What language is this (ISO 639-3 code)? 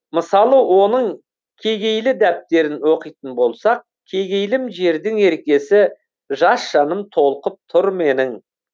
kaz